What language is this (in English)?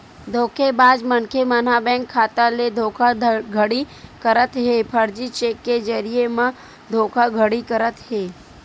Chhattisgarhi